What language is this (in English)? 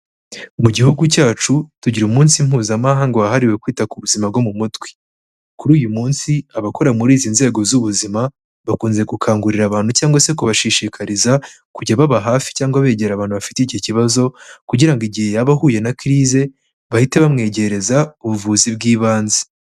Kinyarwanda